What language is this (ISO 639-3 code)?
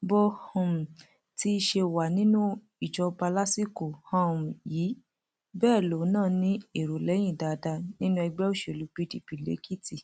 yor